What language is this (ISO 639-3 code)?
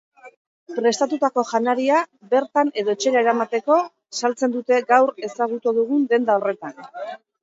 eus